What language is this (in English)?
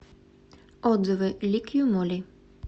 Russian